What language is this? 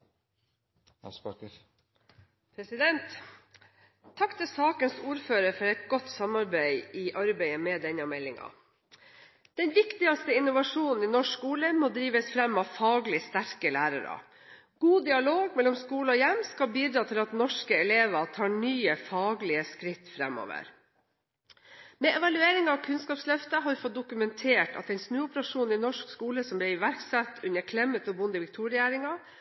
Norwegian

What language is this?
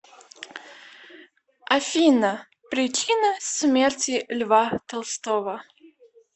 Russian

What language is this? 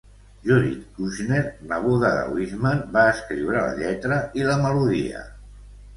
Catalan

